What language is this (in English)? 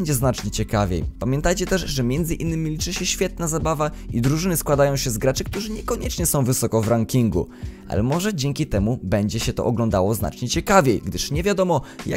Polish